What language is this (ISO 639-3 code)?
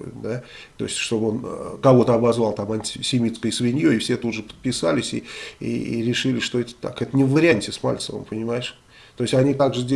rus